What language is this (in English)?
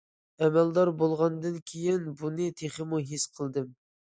Uyghur